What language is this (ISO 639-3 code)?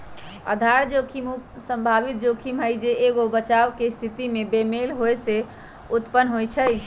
mag